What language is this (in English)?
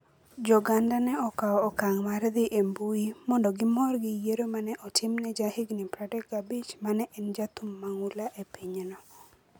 Luo (Kenya and Tanzania)